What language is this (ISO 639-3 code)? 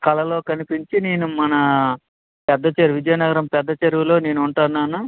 tel